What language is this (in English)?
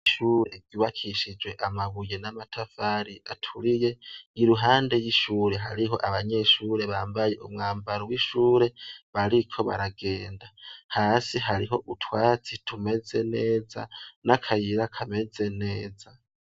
Rundi